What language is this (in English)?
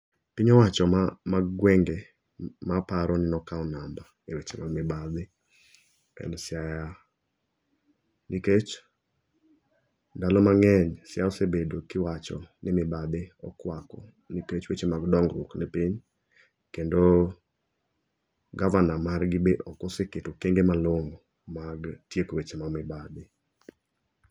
Luo (Kenya and Tanzania)